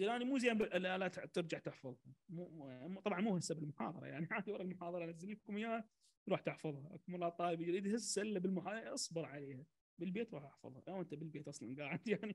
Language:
Arabic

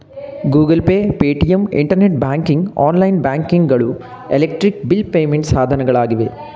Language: Kannada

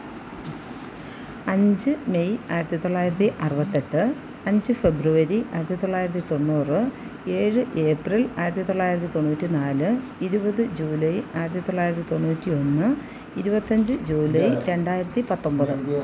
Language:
Malayalam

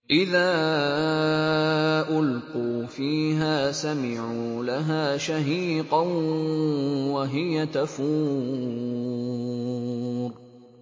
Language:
Arabic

